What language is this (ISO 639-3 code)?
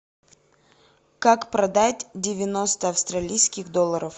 rus